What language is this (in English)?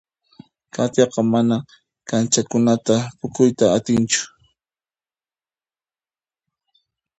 Puno Quechua